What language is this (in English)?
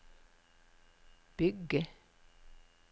Norwegian